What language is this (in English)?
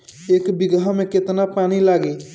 Bhojpuri